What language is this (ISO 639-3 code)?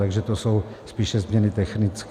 ces